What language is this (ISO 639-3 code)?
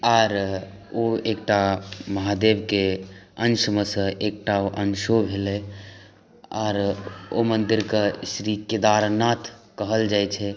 mai